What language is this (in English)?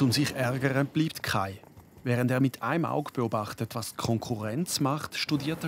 German